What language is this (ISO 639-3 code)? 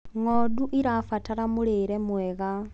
kik